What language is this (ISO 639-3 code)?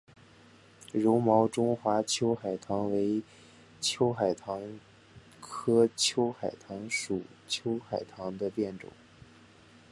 zho